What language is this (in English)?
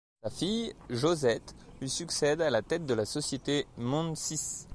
French